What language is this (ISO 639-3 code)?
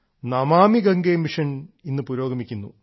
mal